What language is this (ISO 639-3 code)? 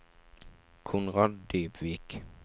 nor